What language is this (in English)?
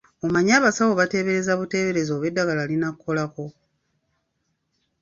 Ganda